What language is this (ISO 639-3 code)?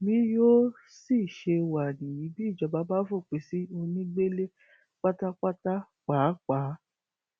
yor